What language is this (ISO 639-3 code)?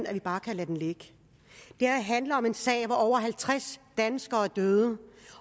dan